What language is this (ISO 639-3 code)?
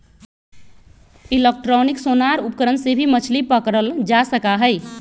mag